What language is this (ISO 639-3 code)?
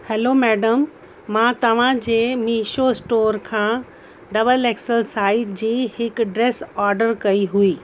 snd